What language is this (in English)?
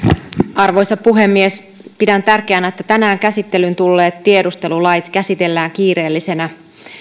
Finnish